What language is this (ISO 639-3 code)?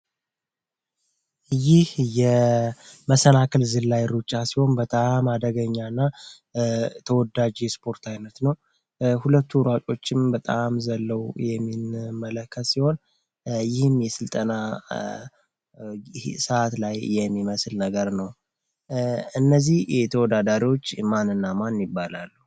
amh